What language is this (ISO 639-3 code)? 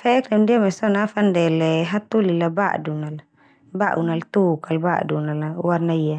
twu